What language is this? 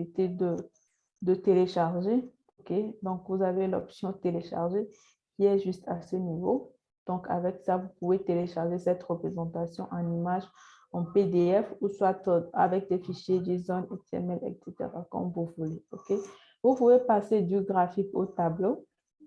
French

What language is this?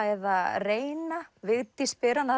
Icelandic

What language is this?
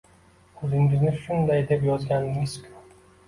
Uzbek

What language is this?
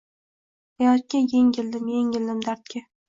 Uzbek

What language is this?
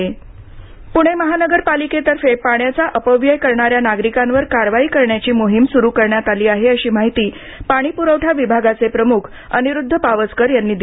Marathi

